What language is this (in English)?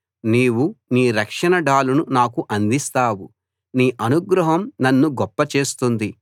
Telugu